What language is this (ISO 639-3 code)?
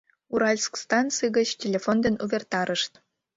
chm